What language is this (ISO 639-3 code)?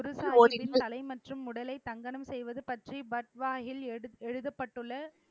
tam